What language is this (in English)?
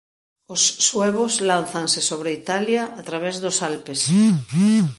Galician